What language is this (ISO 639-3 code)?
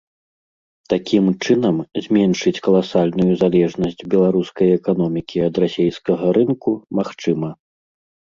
bel